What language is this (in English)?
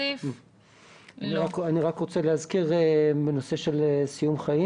Hebrew